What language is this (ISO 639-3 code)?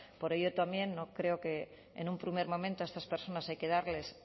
spa